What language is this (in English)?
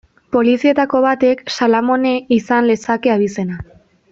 Basque